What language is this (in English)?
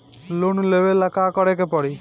Bhojpuri